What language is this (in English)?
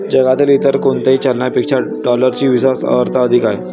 Marathi